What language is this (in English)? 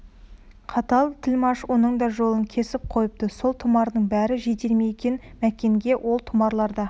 Kazakh